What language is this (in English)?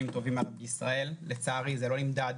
Hebrew